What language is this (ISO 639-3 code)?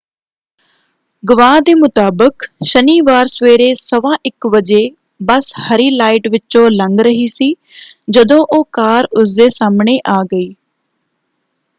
pan